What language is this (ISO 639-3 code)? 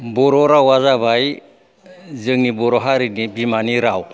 brx